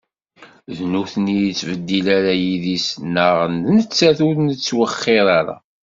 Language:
Kabyle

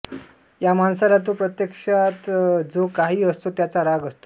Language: Marathi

